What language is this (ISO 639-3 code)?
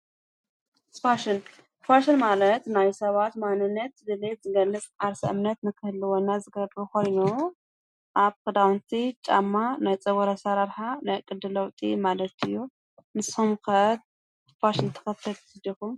tir